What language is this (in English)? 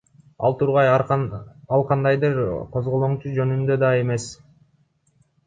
Kyrgyz